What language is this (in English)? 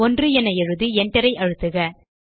Tamil